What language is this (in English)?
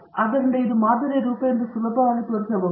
Kannada